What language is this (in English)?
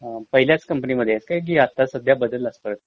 Marathi